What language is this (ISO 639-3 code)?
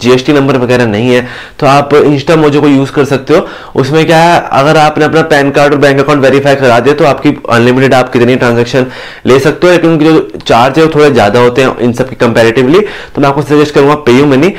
hin